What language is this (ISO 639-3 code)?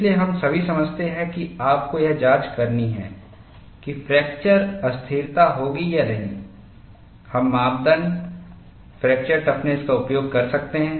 hin